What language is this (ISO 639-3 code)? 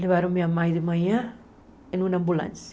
por